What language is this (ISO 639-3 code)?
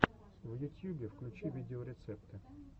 rus